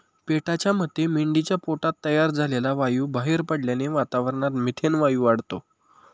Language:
Marathi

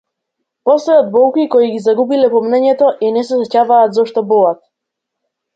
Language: Macedonian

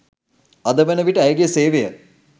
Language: Sinhala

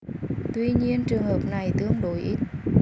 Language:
Vietnamese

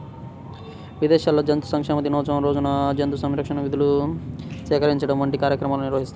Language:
Telugu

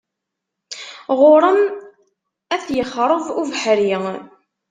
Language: Kabyle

